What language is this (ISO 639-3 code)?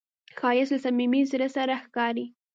pus